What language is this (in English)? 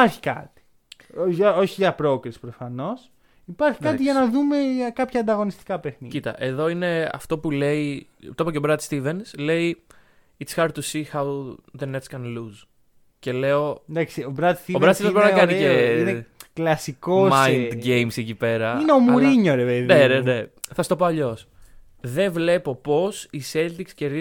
Greek